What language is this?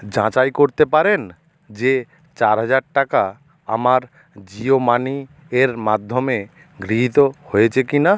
Bangla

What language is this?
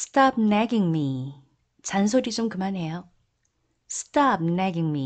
Korean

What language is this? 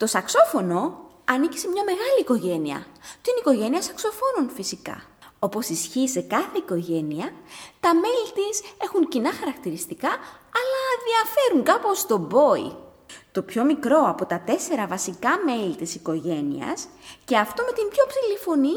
Greek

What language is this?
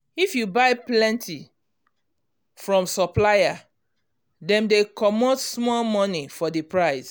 Nigerian Pidgin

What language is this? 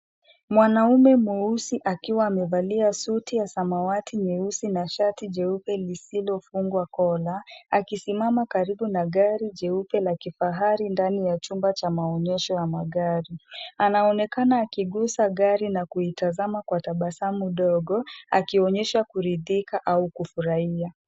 Swahili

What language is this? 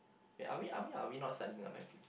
English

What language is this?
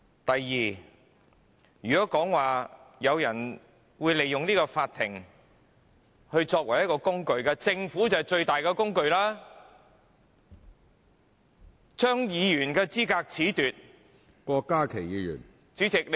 Cantonese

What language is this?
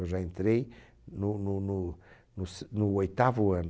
Portuguese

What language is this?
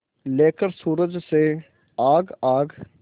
Hindi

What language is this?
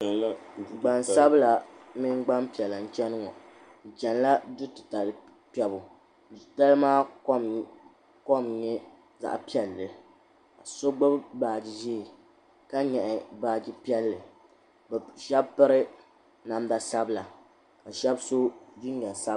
Dagbani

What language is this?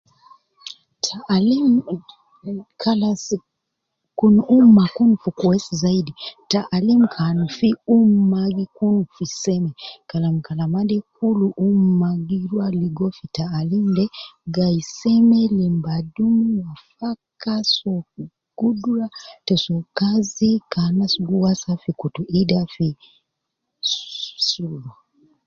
Nubi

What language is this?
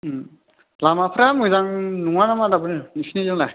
Bodo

